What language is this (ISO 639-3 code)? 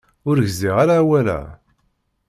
kab